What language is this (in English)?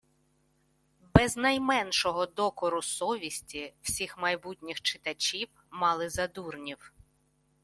Ukrainian